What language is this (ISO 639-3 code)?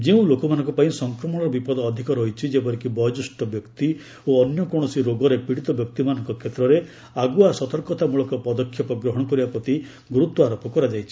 ori